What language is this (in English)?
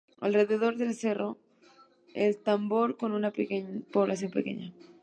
Spanish